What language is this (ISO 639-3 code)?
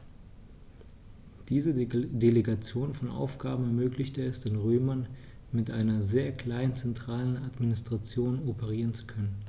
deu